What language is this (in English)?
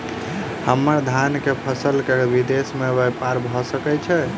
Maithili